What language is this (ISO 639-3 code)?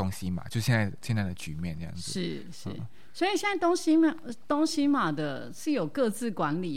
zho